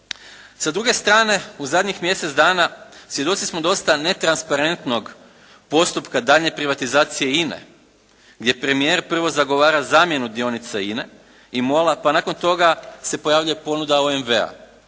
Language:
Croatian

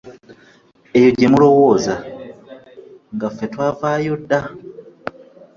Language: Ganda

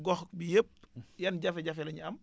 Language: Wolof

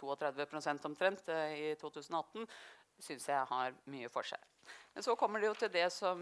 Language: Norwegian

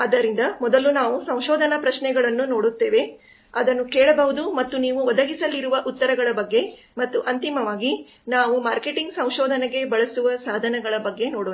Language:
Kannada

